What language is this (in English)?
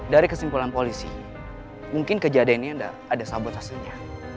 Indonesian